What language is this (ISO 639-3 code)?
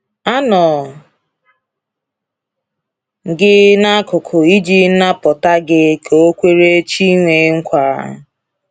ibo